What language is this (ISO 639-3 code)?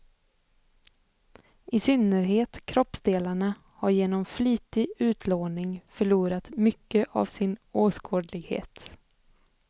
swe